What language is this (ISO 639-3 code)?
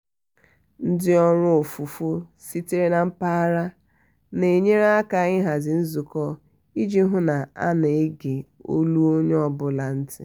ibo